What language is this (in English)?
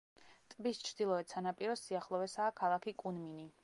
Georgian